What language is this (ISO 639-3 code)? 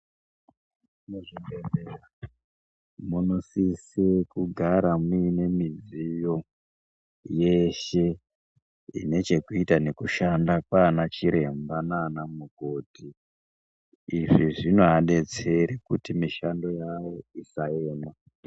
ndc